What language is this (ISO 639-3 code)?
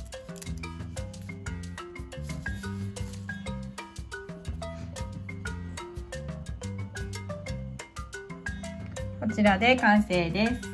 jpn